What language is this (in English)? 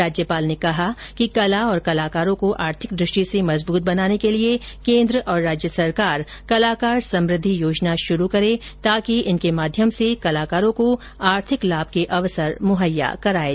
Hindi